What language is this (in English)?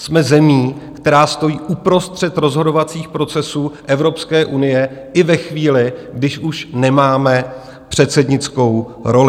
Czech